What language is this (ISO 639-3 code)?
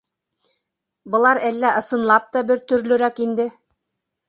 bak